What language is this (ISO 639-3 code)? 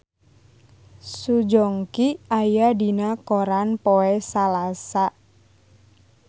sun